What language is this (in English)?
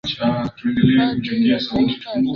Swahili